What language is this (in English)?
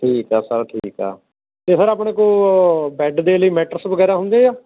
Punjabi